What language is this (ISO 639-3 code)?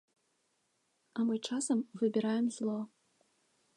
bel